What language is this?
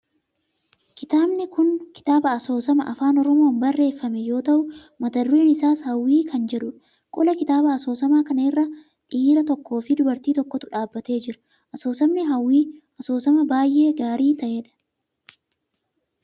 Oromo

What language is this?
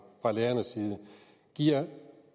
Danish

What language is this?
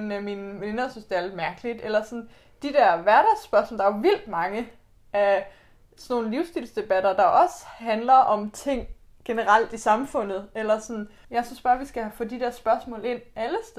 Danish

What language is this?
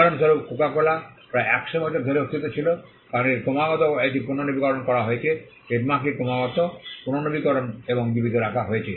Bangla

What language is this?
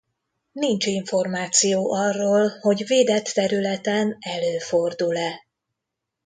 Hungarian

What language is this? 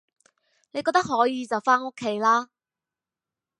Cantonese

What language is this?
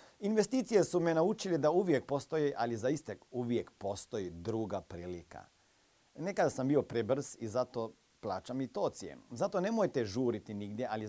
Croatian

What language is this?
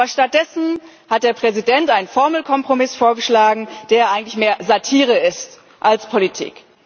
German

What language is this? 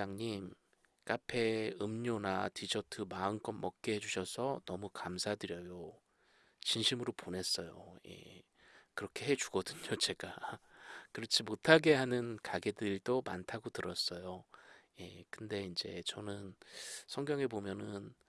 Korean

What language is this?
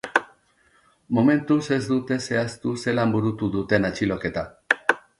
Basque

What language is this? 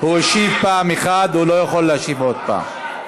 Hebrew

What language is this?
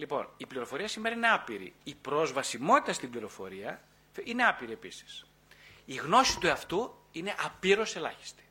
Greek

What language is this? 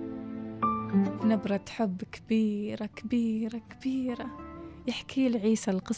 Arabic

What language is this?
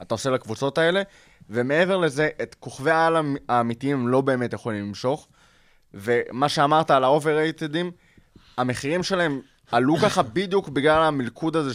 Hebrew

